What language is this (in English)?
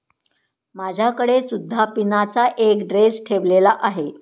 Marathi